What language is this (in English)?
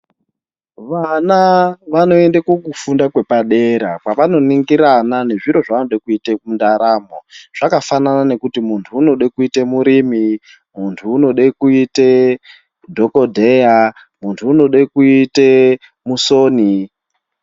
Ndau